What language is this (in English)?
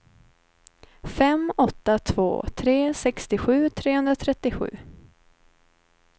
Swedish